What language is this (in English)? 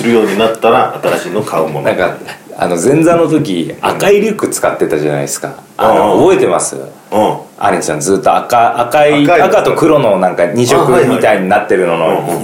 Japanese